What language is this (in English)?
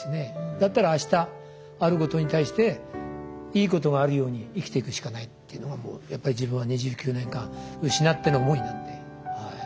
Japanese